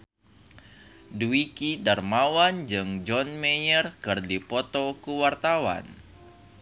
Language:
Sundanese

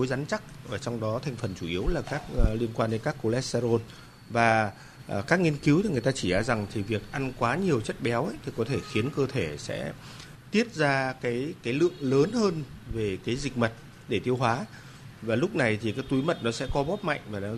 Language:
Vietnamese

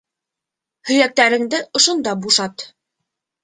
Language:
Bashkir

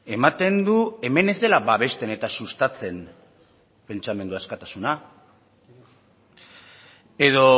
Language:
Basque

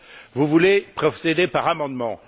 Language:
French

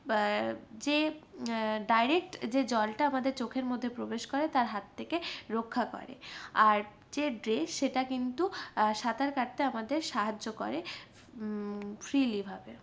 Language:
Bangla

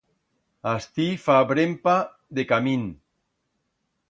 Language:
Aragonese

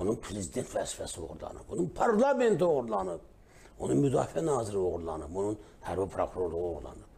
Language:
Turkish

